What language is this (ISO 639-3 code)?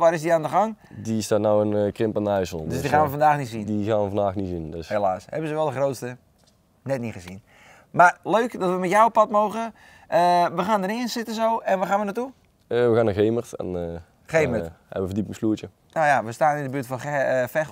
nld